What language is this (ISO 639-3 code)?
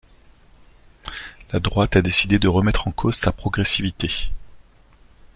fra